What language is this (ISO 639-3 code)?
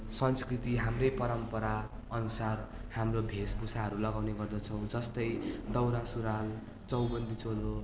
nep